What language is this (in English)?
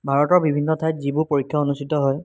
Assamese